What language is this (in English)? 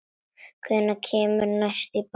Icelandic